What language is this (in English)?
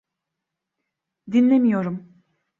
Turkish